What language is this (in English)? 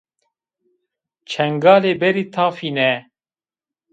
Zaza